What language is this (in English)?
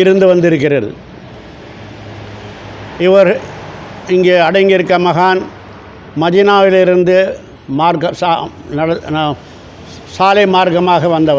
Arabic